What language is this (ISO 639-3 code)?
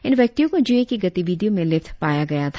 hin